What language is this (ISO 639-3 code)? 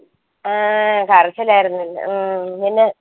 mal